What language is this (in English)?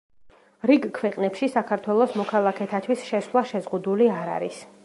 Georgian